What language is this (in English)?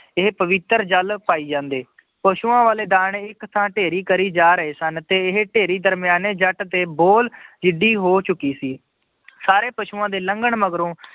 Punjabi